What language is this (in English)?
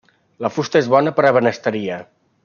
Catalan